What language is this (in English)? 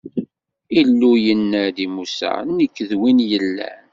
Kabyle